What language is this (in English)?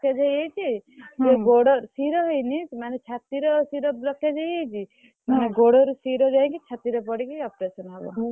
Odia